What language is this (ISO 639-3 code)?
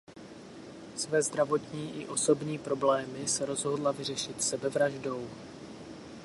ces